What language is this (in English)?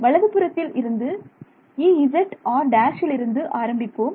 Tamil